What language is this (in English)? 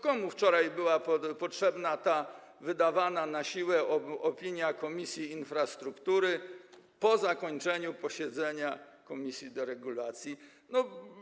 Polish